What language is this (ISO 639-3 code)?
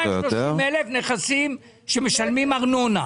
heb